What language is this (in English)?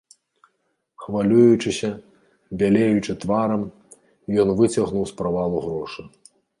Belarusian